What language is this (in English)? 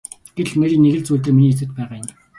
Mongolian